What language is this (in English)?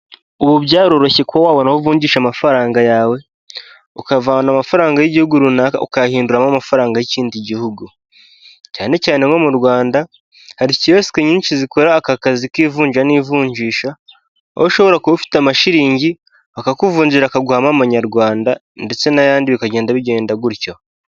Kinyarwanda